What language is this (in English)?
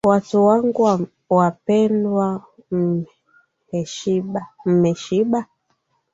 Swahili